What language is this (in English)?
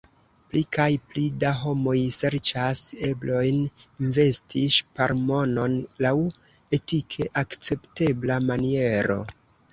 Esperanto